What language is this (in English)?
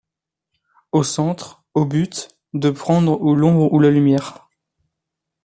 French